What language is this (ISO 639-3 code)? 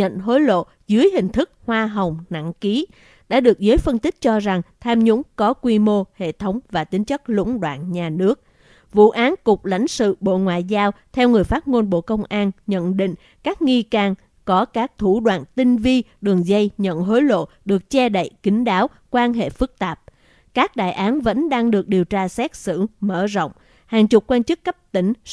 vie